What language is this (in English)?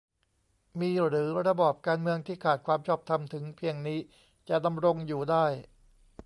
Thai